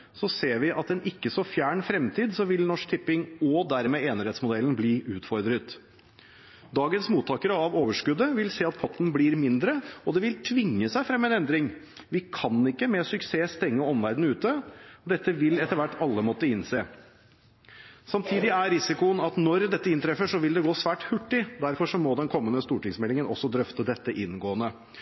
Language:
Norwegian Bokmål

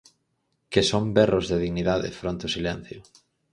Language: Galician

